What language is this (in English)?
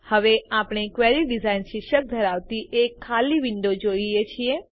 Gujarati